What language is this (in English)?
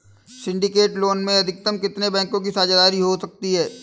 Hindi